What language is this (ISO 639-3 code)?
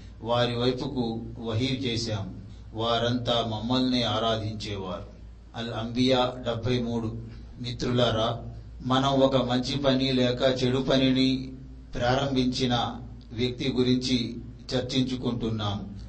tel